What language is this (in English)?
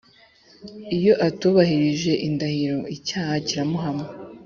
Kinyarwanda